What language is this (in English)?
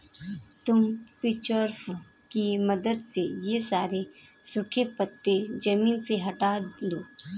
Hindi